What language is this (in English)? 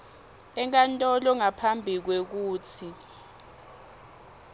Swati